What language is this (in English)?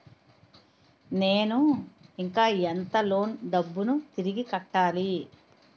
Telugu